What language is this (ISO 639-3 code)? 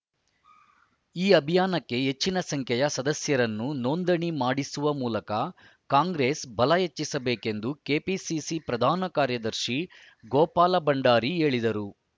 kan